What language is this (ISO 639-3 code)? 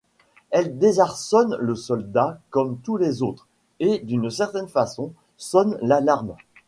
fra